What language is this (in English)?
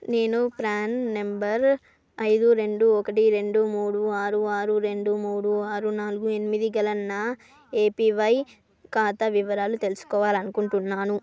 Telugu